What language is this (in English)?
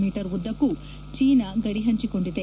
Kannada